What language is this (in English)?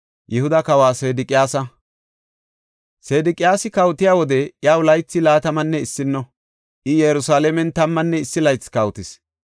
Gofa